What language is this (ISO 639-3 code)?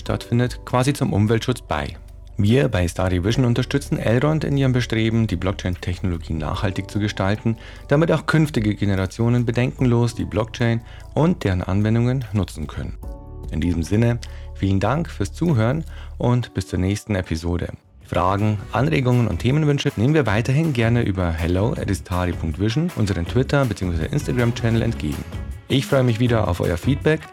deu